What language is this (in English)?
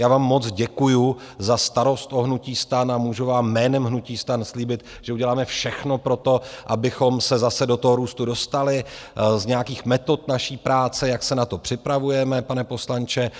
Czech